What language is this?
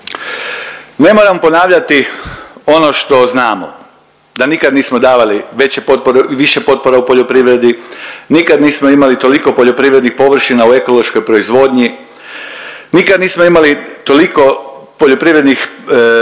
Croatian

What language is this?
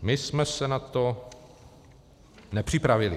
Czech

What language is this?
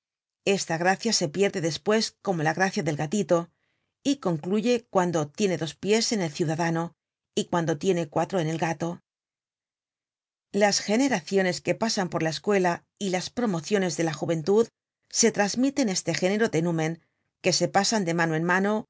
Spanish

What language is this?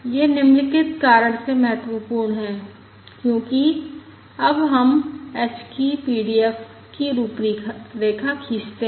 Hindi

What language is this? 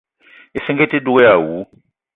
Eton (Cameroon)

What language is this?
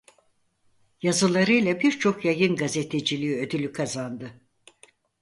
Turkish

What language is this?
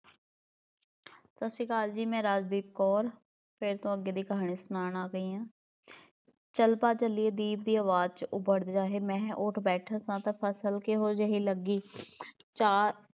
Punjabi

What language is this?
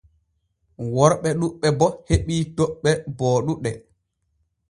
Borgu Fulfulde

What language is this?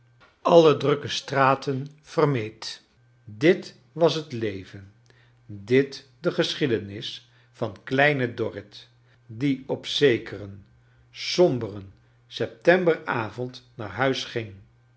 Dutch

